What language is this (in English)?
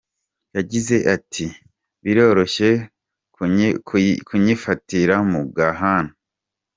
Kinyarwanda